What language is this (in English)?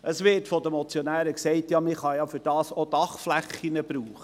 Swiss German